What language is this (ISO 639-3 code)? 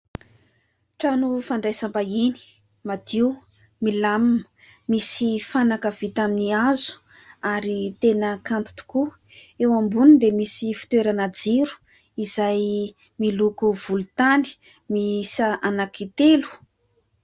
mlg